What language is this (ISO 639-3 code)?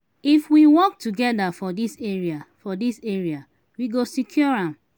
pcm